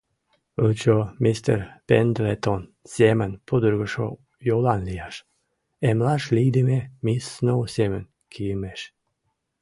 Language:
Mari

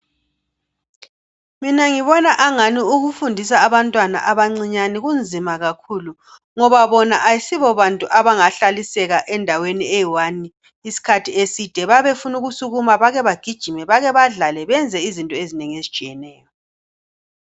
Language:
North Ndebele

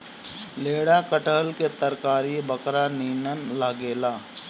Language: Bhojpuri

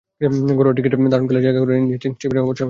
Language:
Bangla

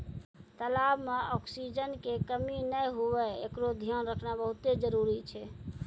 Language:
Maithili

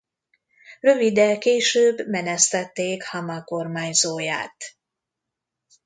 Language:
Hungarian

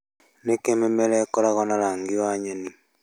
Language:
Kikuyu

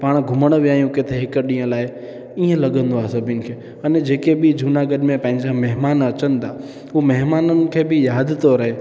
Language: Sindhi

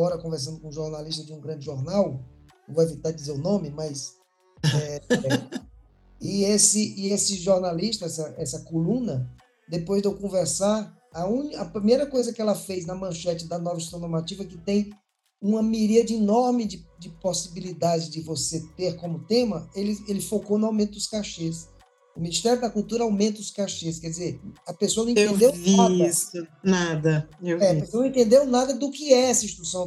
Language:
Portuguese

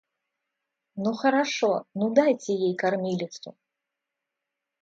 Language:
Russian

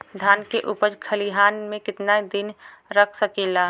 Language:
Bhojpuri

